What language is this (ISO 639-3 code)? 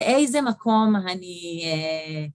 heb